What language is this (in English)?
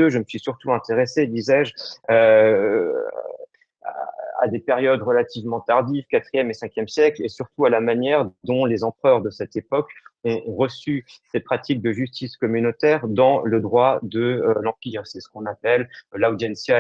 French